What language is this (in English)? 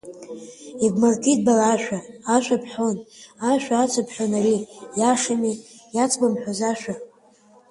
Abkhazian